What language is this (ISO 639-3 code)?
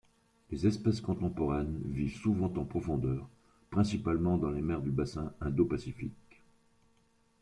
fra